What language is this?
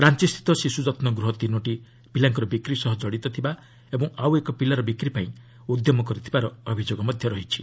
Odia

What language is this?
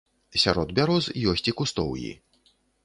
Belarusian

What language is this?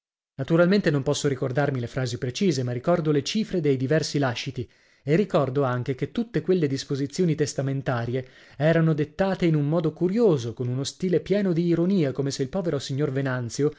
Italian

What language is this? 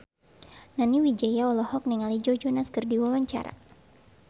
Sundanese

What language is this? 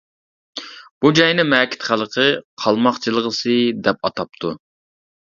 Uyghur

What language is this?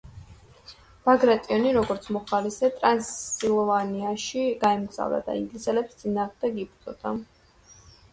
Georgian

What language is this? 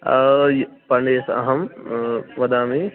Sanskrit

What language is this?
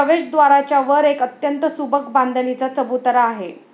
Marathi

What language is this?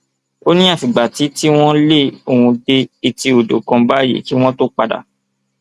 Yoruba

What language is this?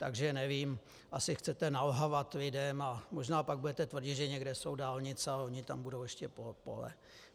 Czech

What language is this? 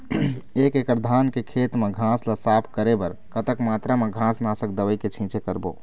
Chhattisgarhi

